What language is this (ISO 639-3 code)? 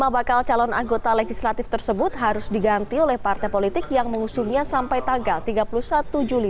ind